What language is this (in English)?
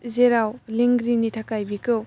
Bodo